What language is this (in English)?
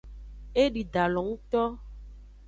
Aja (Benin)